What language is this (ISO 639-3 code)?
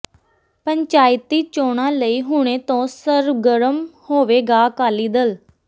pan